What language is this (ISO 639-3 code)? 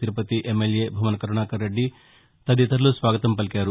tel